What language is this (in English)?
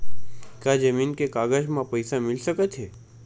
Chhattisgarhi